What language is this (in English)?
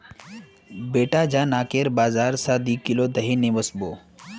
Magahi